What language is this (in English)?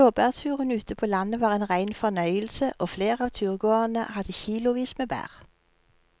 Norwegian